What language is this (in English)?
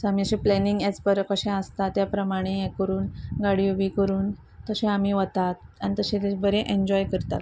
Konkani